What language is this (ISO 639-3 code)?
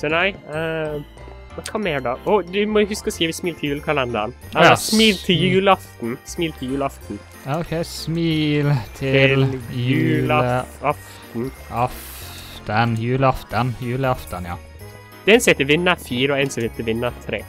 nor